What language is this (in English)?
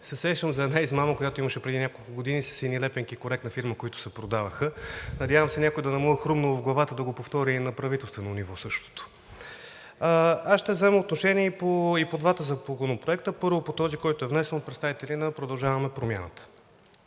Bulgarian